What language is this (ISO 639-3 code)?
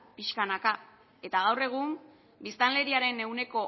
eus